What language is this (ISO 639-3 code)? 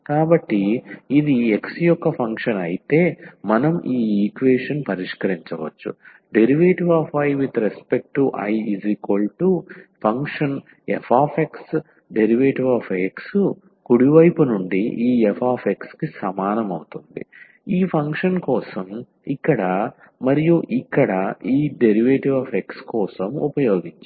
tel